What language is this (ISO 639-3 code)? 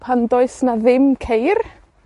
cym